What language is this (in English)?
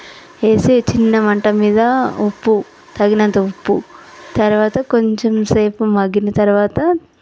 Telugu